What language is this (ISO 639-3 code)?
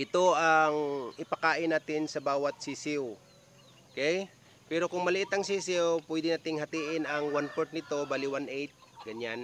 fil